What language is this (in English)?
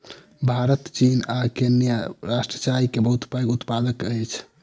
Maithili